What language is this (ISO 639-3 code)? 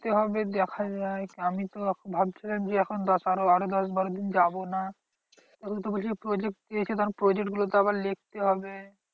ben